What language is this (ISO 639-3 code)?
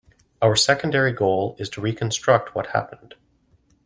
eng